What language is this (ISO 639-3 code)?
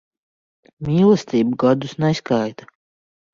lav